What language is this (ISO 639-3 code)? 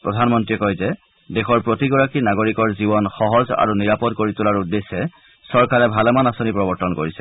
asm